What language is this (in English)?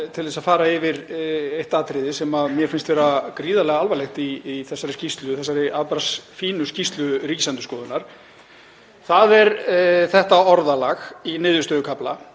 Icelandic